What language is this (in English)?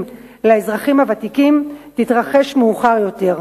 Hebrew